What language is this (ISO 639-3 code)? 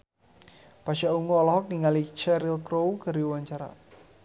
sun